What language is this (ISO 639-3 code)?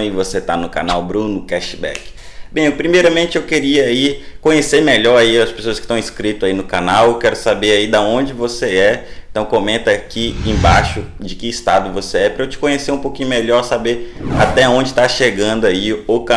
por